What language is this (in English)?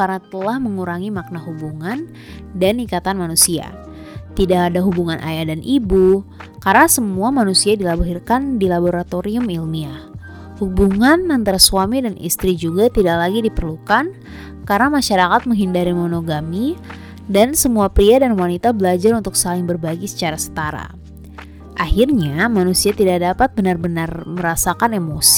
Indonesian